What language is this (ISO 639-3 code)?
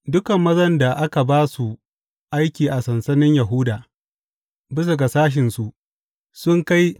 hau